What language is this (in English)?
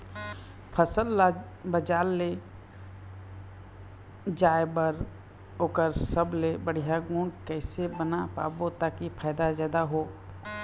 Chhattisgarhi